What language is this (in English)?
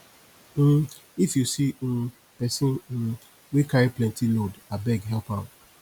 Nigerian Pidgin